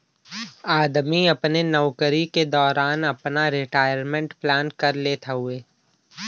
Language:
Bhojpuri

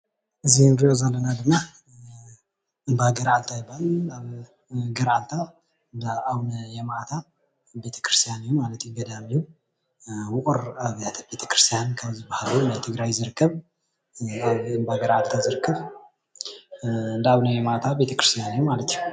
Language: Tigrinya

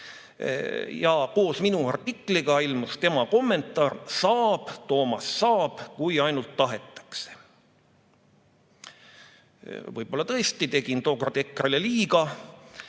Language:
Estonian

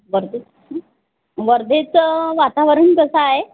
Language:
Marathi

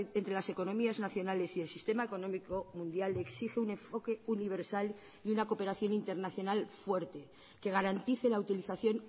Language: Spanish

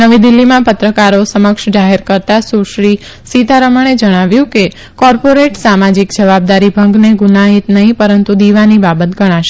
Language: Gujarati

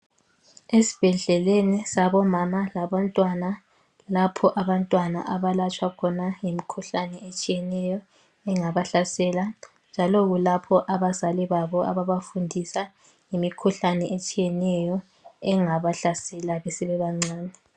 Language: North Ndebele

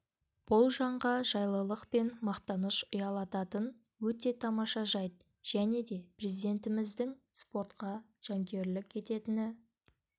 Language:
Kazakh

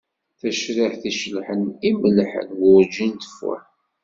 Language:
Kabyle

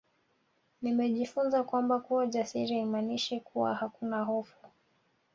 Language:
Swahili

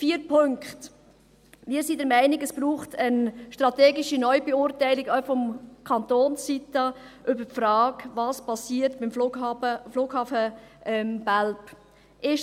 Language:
Swiss German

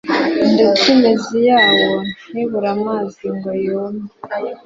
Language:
Kinyarwanda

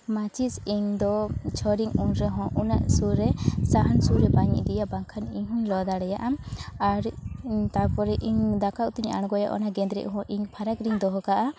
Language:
Santali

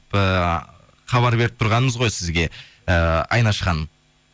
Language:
Kazakh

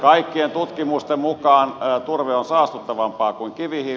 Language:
Finnish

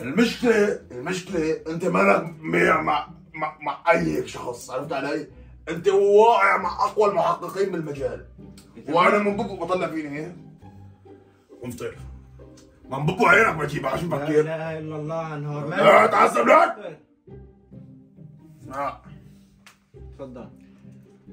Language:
Arabic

